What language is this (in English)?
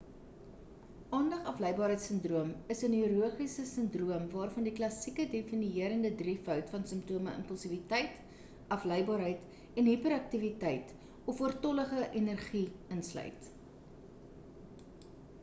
Afrikaans